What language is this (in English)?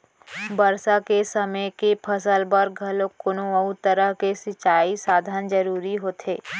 Chhattisgarhi